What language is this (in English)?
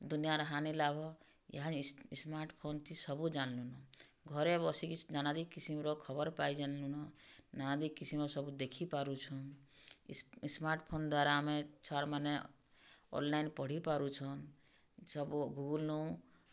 Odia